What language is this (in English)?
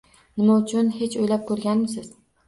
Uzbek